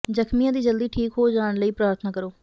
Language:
Punjabi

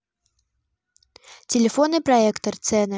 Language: Russian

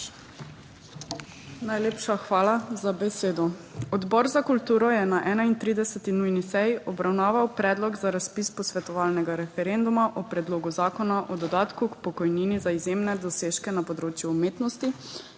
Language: Slovenian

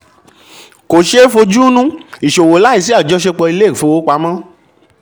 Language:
Yoruba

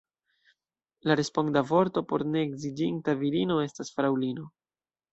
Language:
Esperanto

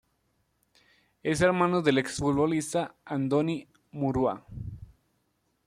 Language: Spanish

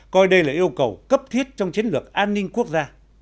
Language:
Vietnamese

